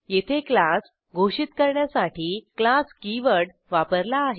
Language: Marathi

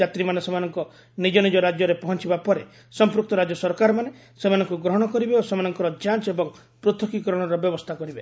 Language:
Odia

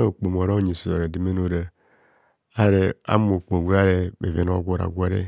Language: Kohumono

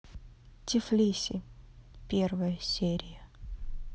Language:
Russian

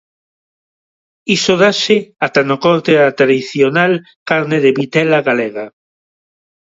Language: Galician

